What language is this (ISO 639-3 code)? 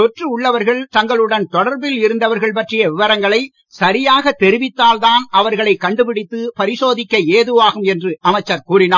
tam